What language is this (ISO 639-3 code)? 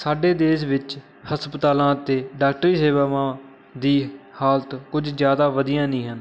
pan